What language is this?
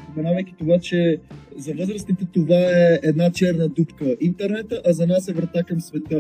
Bulgarian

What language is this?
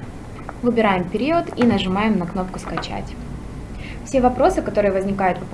Russian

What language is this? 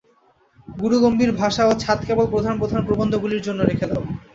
Bangla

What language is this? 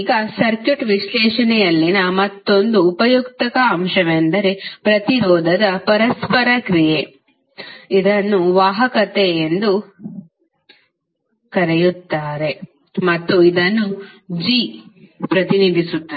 Kannada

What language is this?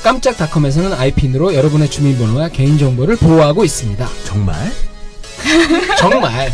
Korean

